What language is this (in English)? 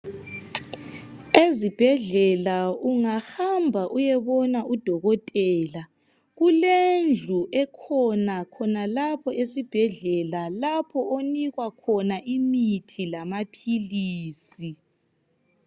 North Ndebele